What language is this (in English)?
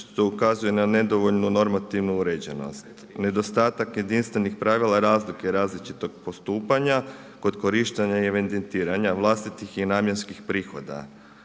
Croatian